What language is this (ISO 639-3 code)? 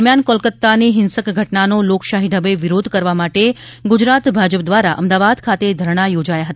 guj